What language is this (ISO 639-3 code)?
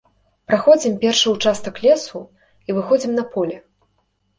bel